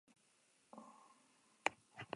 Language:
Basque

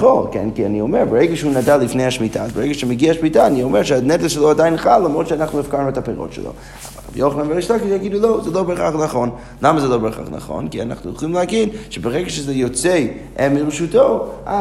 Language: Hebrew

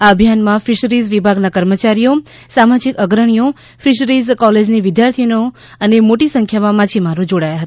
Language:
Gujarati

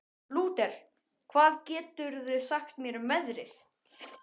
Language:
Icelandic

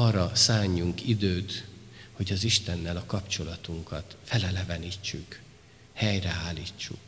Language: Hungarian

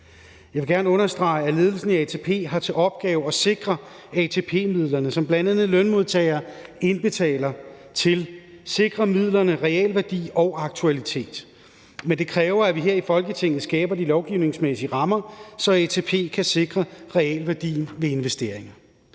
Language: Danish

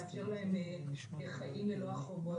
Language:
Hebrew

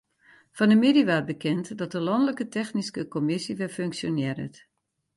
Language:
Western Frisian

